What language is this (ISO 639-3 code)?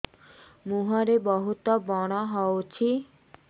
ori